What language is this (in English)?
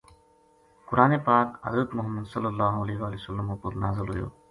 Gujari